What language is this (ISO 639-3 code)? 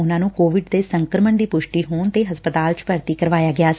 pan